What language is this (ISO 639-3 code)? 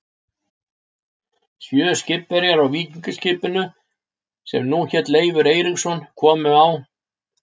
isl